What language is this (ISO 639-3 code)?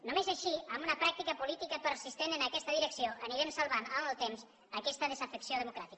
cat